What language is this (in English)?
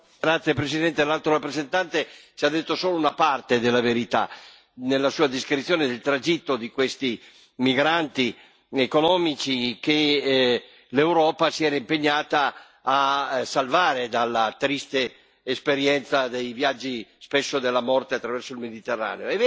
Italian